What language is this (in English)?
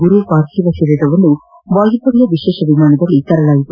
Kannada